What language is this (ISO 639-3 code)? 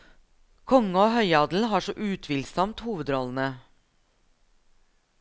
nor